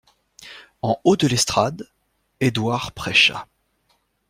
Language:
French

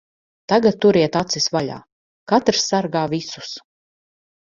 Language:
Latvian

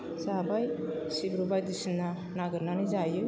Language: Bodo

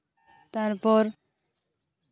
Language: Santali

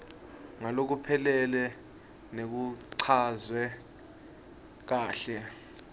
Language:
Swati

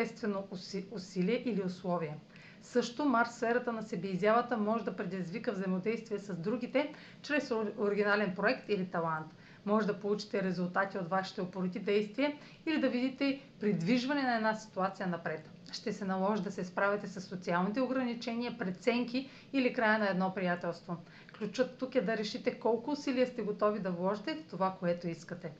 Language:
Bulgarian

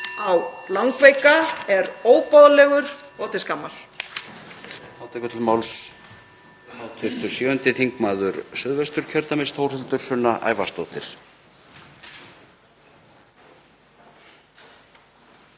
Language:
Icelandic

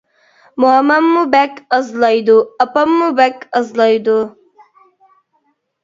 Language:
Uyghur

